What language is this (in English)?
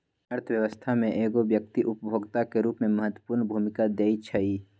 Magahi